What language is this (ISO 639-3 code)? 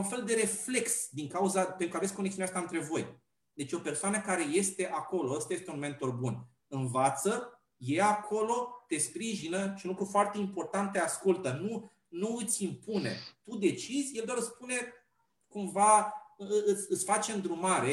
ron